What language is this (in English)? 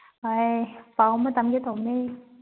Manipuri